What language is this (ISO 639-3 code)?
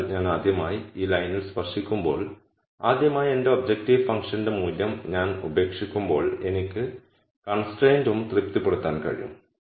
mal